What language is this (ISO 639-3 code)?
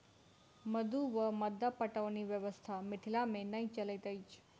mai